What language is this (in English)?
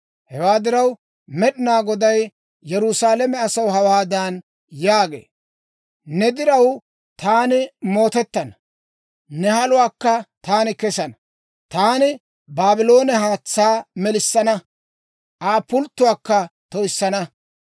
Dawro